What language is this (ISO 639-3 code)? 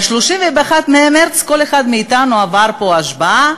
heb